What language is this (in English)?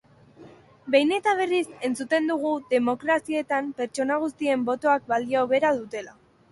Basque